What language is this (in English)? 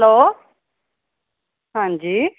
Punjabi